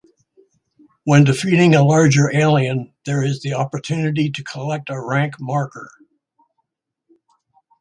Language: English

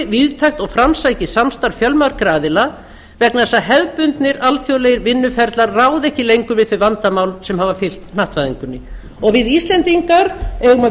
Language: Icelandic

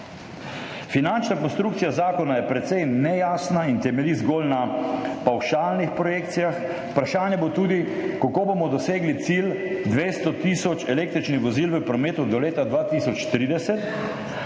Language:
Slovenian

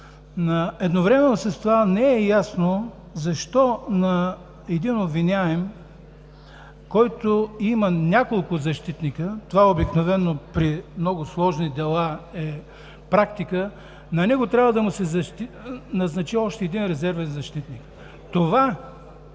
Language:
Bulgarian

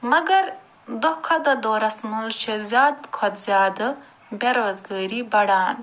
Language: Kashmiri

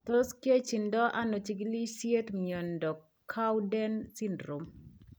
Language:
Kalenjin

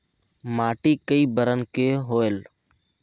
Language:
Chhattisgarhi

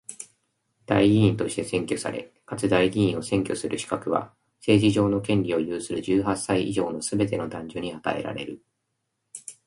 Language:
Japanese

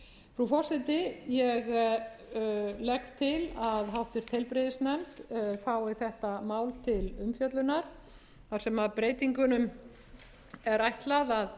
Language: Icelandic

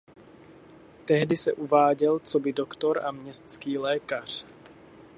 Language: Czech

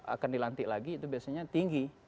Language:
Indonesian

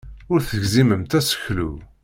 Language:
Kabyle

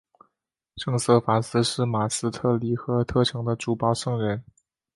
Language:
Chinese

